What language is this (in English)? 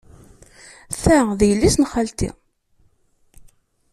Kabyle